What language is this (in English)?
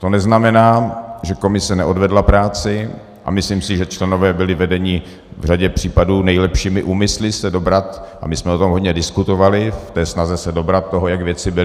Czech